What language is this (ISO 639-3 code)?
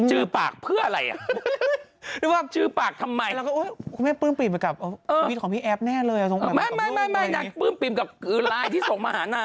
tha